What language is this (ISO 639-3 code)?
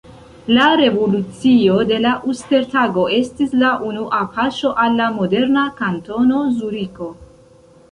epo